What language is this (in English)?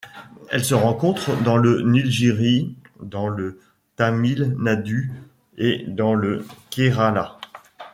French